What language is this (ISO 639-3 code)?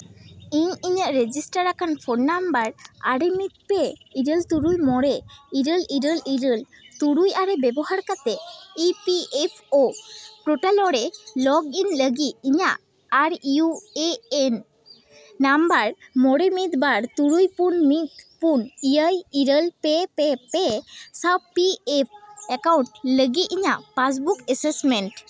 sat